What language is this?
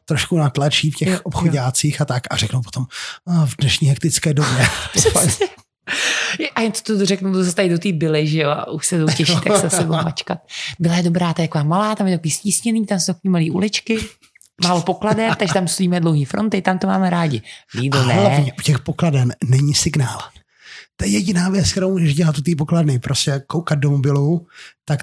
Czech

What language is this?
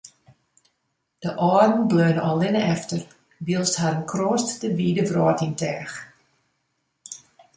Western Frisian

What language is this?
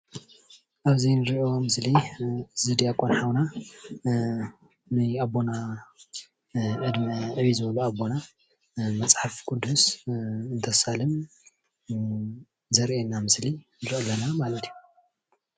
Tigrinya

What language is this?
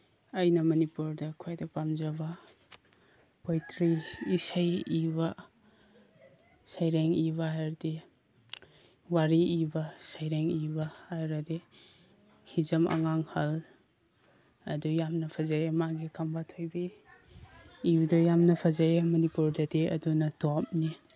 Manipuri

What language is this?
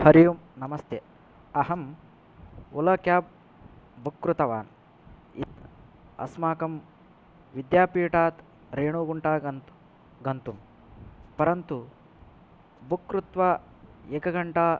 Sanskrit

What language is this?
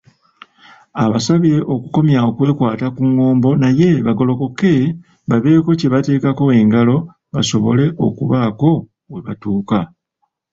Ganda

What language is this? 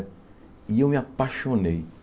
Portuguese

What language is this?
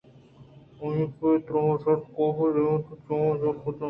Eastern Balochi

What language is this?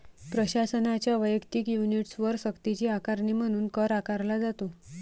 Marathi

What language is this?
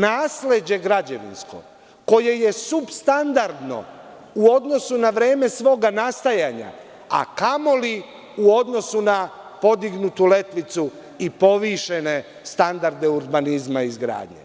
Serbian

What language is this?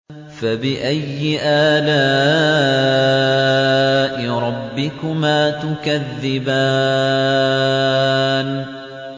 Arabic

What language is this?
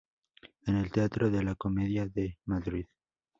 Spanish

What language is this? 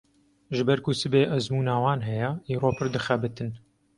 Kurdish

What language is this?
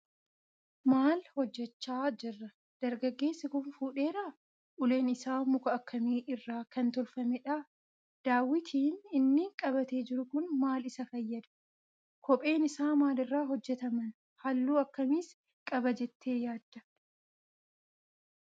Oromo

